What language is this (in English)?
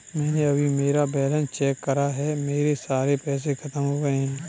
Hindi